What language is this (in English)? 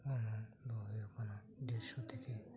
Santali